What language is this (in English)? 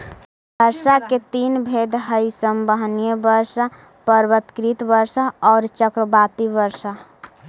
Magahi